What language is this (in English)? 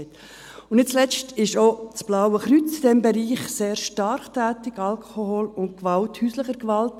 Swiss German